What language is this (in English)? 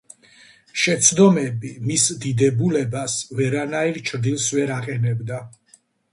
Georgian